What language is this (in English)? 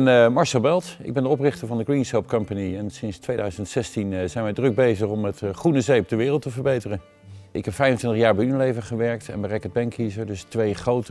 Dutch